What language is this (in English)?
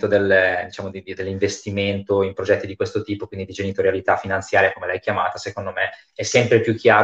Italian